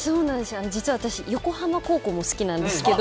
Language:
Japanese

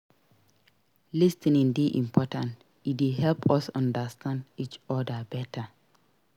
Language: Nigerian Pidgin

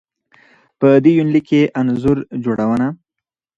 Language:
Pashto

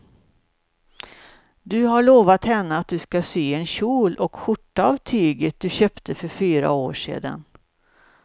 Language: Swedish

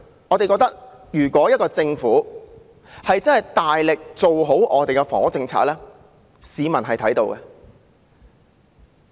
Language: Cantonese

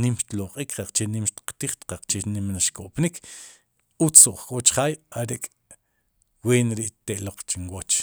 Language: Sipacapense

